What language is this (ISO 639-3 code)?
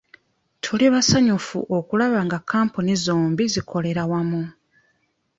lug